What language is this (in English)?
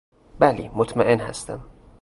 Persian